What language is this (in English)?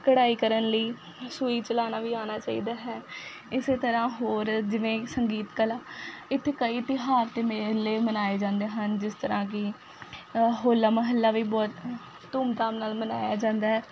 Punjabi